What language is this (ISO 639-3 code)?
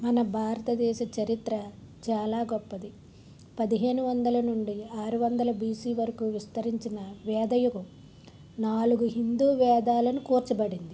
tel